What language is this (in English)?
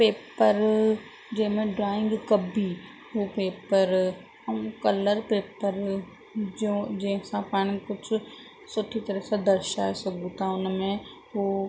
Sindhi